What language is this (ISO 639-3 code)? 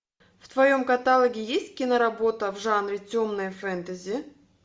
rus